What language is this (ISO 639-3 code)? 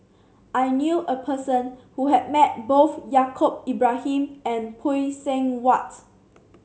eng